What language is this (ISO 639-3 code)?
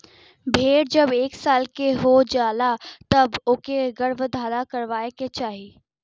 bho